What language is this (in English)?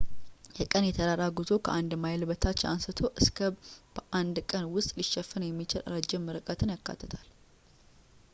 Amharic